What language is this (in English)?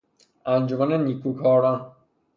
Persian